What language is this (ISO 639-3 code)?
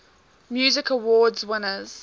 eng